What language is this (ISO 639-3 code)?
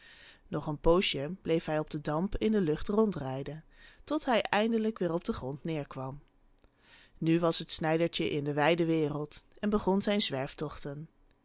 nld